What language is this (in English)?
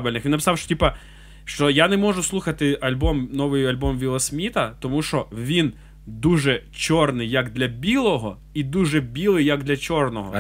Ukrainian